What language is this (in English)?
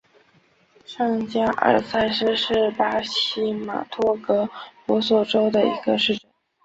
Chinese